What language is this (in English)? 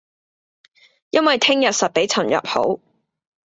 Cantonese